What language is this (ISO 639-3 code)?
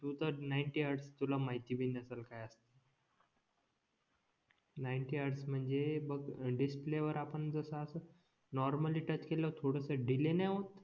mar